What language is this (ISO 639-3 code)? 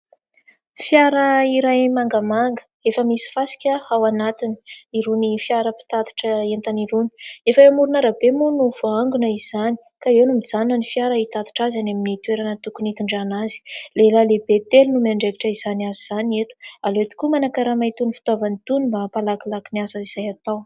mlg